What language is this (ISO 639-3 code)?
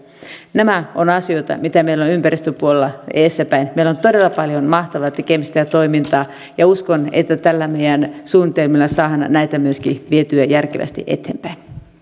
fin